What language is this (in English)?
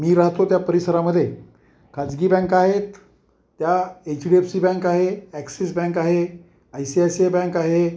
Marathi